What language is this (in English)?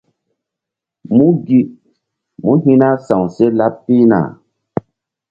Mbum